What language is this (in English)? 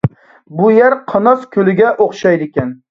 Uyghur